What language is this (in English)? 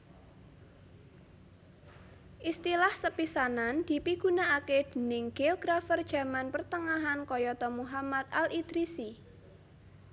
Javanese